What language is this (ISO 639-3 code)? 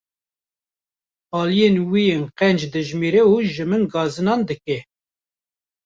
kur